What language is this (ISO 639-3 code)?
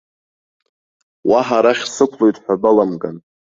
abk